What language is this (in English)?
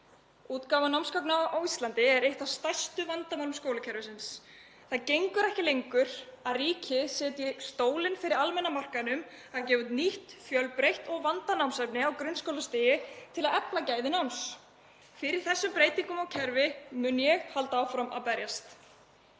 Icelandic